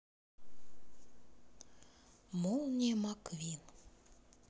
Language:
Russian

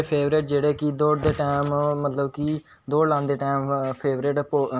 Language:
Dogri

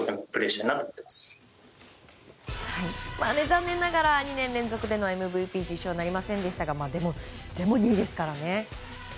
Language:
Japanese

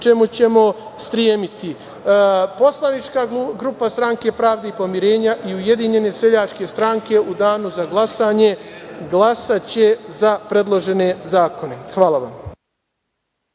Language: Serbian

